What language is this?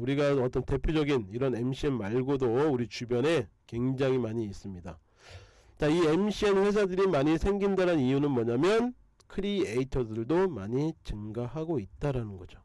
Korean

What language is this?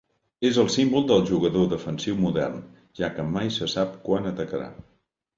Catalan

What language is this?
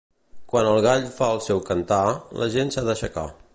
Catalan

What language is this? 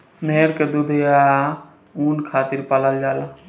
Bhojpuri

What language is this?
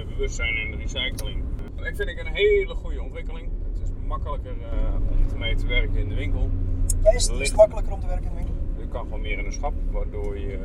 Dutch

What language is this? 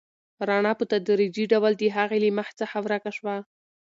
Pashto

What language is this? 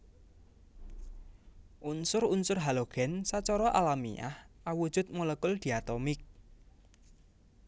Javanese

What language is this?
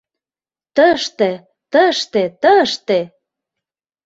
Mari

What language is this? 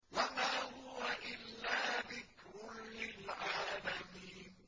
Arabic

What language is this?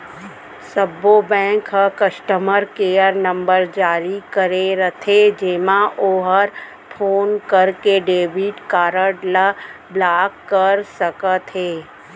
Chhattisgarhi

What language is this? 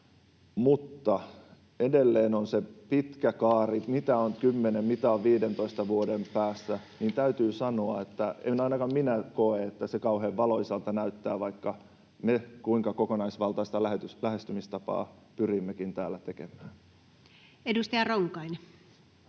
Finnish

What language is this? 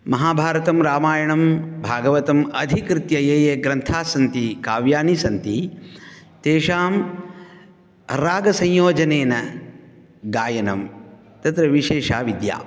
Sanskrit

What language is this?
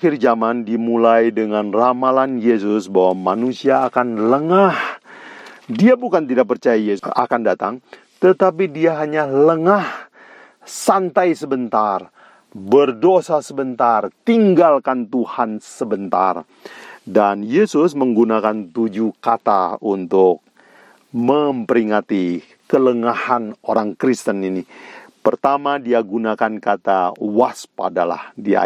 Indonesian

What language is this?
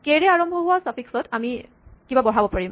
Assamese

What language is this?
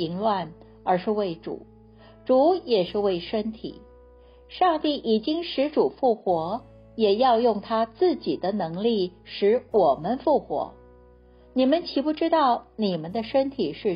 Chinese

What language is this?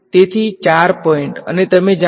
Gujarati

